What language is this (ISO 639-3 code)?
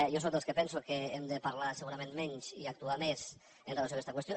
cat